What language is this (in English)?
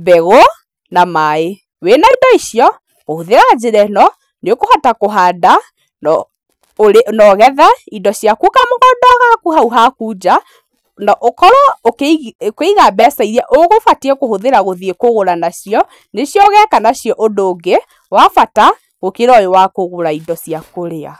Kikuyu